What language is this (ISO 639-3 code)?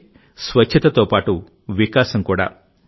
tel